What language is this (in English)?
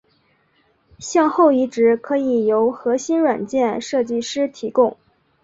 Chinese